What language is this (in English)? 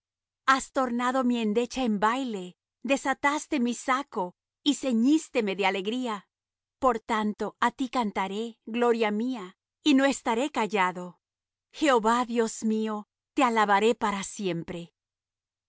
Spanish